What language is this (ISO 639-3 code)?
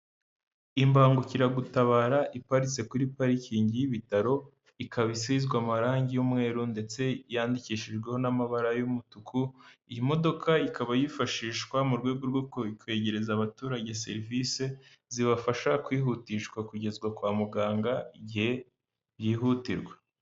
kin